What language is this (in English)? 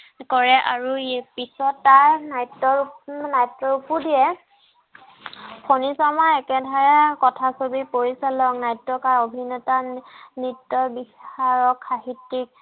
Assamese